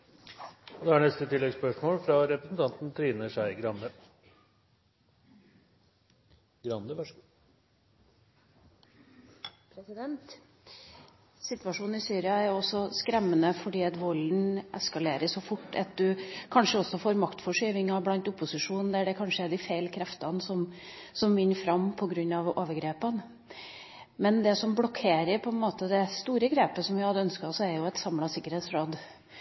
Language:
Norwegian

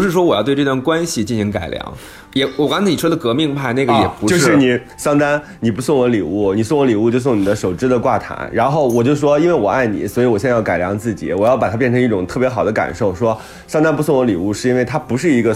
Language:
Chinese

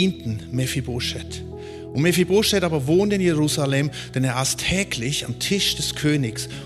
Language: German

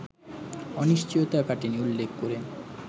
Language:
Bangla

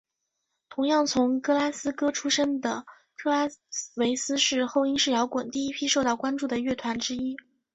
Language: Chinese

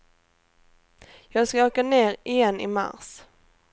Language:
Swedish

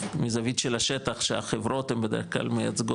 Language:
Hebrew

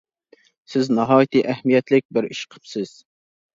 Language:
Uyghur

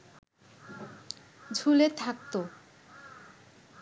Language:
Bangla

